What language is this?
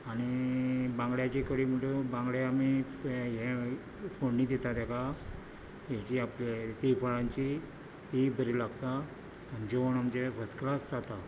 Konkani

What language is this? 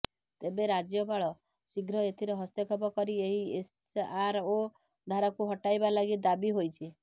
Odia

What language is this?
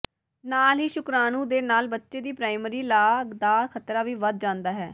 Punjabi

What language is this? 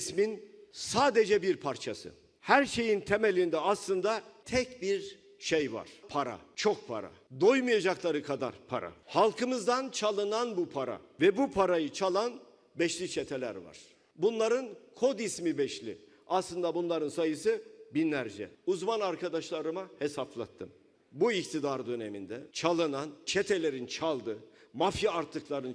Turkish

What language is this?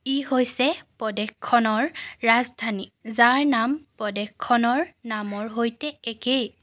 Assamese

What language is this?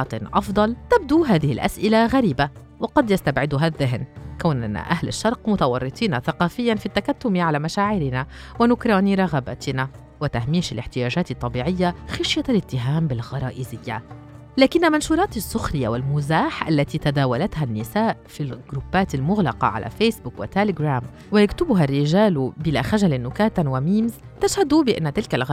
Arabic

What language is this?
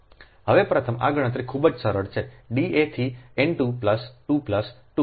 Gujarati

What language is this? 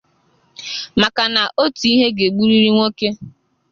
Igbo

